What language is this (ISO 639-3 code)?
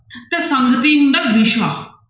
pan